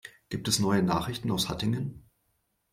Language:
German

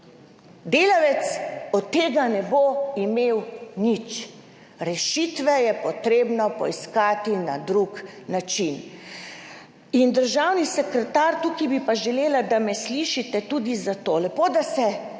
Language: Slovenian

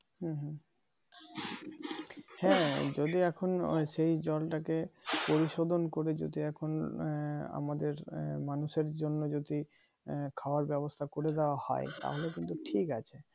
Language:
Bangla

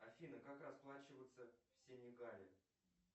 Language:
Russian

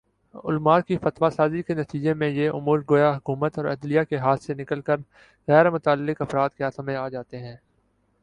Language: Urdu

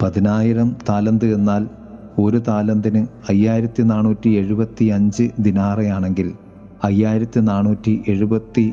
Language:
Malayalam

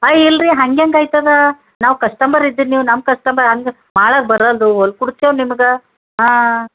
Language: Kannada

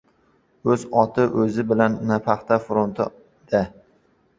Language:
Uzbek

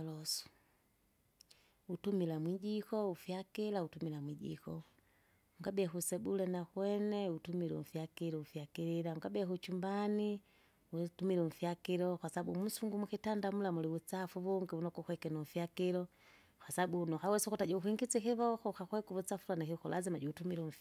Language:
Kinga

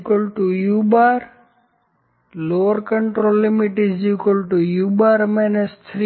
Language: Gujarati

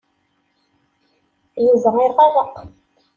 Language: Kabyle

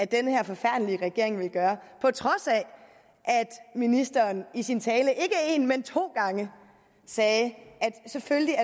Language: Danish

